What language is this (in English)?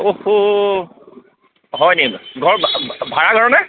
Assamese